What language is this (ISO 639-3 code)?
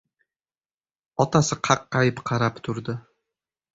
uzb